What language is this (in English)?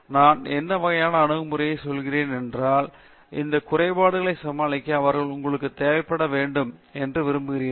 Tamil